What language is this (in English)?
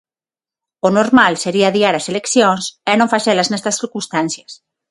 Galician